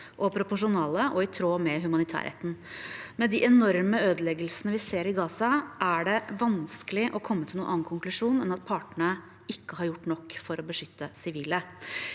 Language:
Norwegian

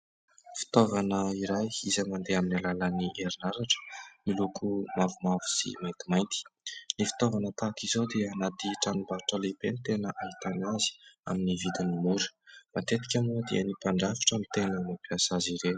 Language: Malagasy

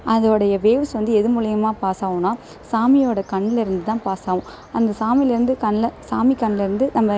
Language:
Tamil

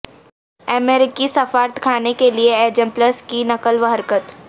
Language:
Urdu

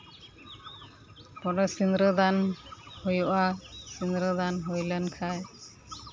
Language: Santali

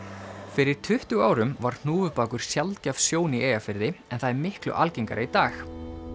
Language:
Icelandic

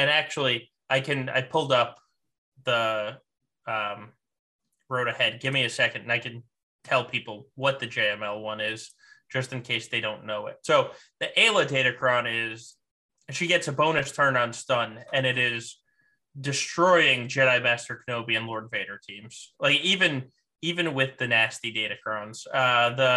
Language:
English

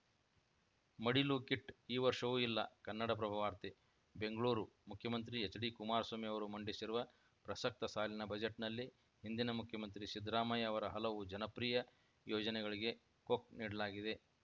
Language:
Kannada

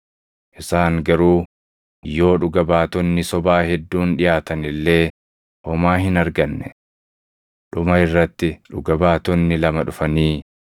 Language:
Oromo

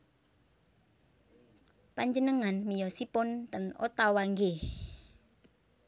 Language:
Javanese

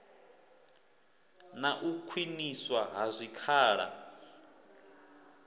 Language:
Venda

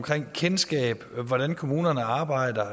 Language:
Danish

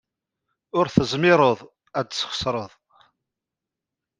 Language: Kabyle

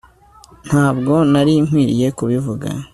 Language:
Kinyarwanda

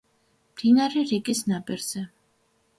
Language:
Georgian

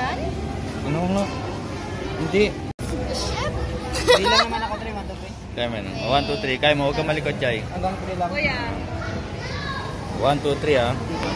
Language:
Filipino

